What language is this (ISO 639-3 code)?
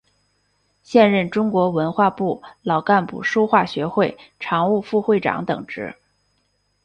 zho